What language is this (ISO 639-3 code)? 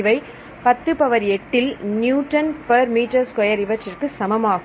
tam